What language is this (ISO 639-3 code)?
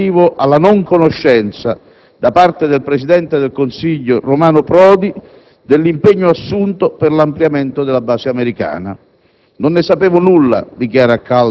ita